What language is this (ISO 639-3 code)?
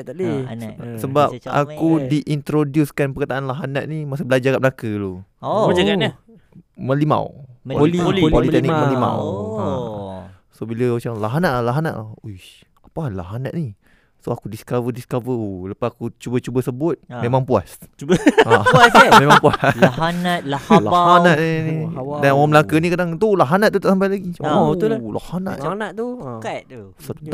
msa